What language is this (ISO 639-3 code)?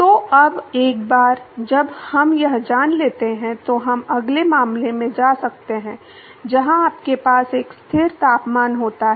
hin